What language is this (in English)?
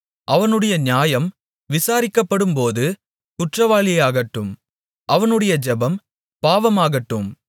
Tamil